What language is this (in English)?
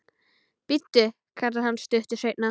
Icelandic